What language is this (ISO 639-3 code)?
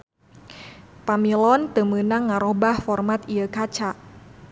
sun